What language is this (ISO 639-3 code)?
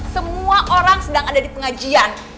ind